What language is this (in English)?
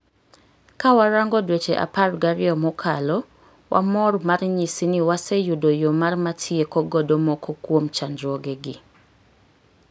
Luo (Kenya and Tanzania)